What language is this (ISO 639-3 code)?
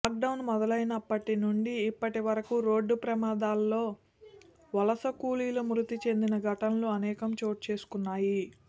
tel